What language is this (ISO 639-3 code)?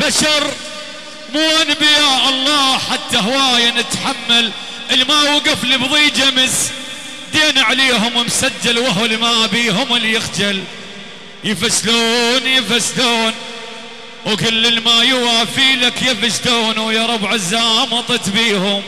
ara